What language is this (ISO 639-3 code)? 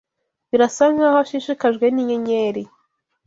kin